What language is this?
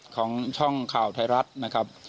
Thai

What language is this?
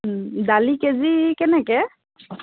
Assamese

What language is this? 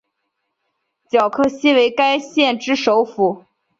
Chinese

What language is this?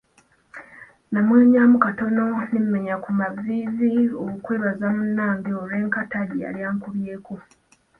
Ganda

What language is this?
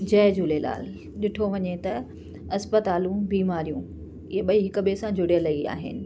Sindhi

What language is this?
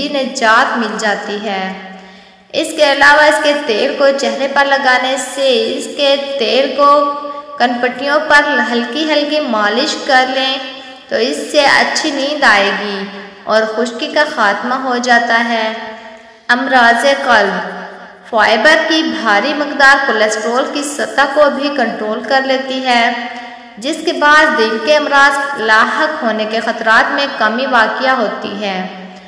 Hindi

